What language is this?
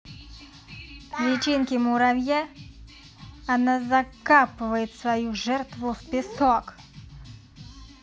Russian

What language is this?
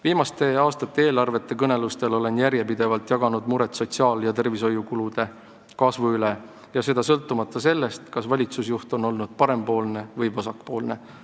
Estonian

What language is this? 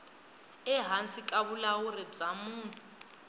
Tsonga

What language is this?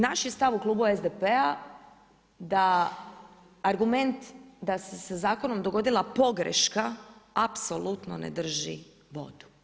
Croatian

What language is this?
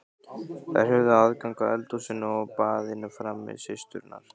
Icelandic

